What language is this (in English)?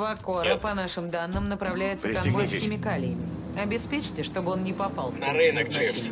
Russian